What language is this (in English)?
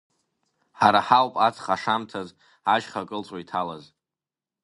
Abkhazian